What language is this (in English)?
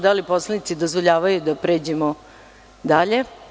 Serbian